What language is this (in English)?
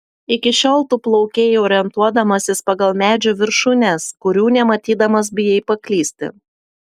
Lithuanian